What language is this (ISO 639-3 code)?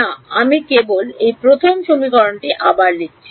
ben